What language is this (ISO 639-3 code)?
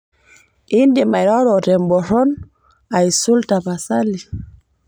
mas